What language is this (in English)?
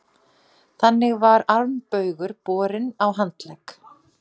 Icelandic